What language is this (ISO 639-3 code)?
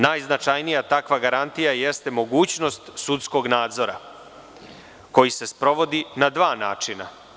srp